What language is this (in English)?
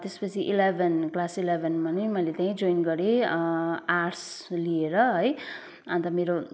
Nepali